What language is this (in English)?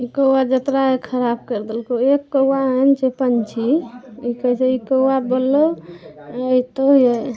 Maithili